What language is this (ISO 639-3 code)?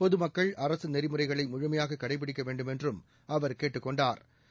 tam